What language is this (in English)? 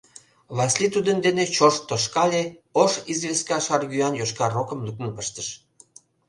Mari